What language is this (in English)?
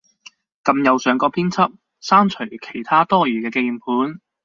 Cantonese